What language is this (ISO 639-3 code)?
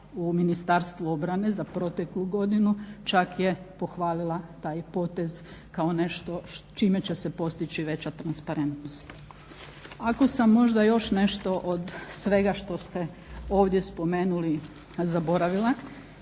hrv